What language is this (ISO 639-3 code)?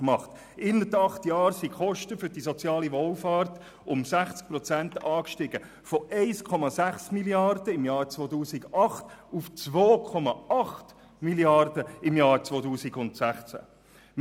gsw